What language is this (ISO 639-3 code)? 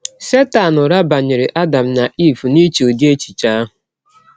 ibo